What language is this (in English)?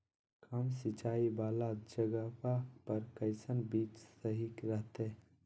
Magahi